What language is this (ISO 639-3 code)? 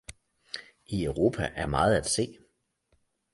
dan